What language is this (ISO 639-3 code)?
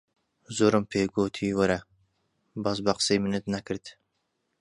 ckb